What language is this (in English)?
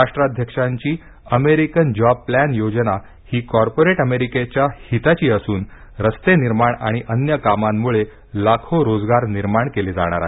Marathi